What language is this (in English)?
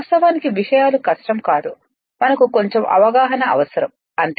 Telugu